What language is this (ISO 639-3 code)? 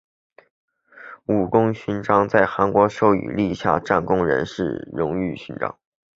zho